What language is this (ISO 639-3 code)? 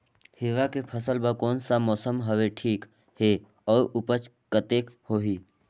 hne